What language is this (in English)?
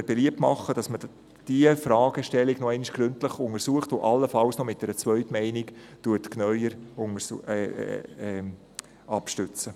Swiss German